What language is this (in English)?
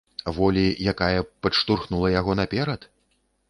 Belarusian